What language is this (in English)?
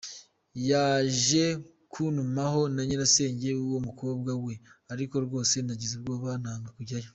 Kinyarwanda